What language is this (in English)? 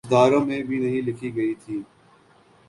Urdu